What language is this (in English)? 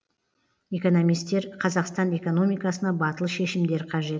Kazakh